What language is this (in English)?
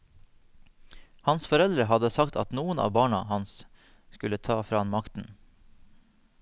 Norwegian